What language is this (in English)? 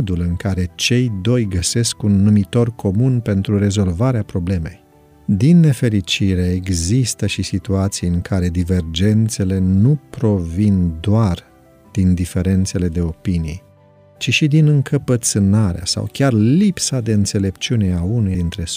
Romanian